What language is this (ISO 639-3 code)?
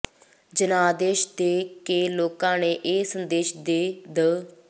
pan